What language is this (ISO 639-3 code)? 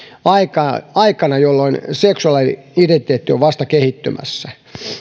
fin